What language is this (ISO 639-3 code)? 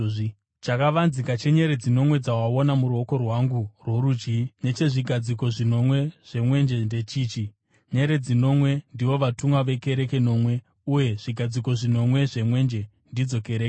sna